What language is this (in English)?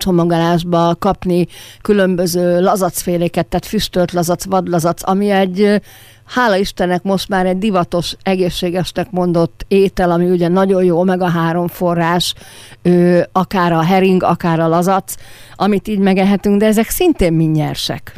Hungarian